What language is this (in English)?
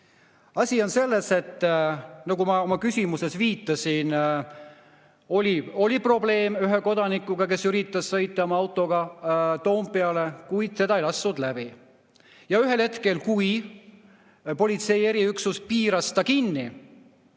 Estonian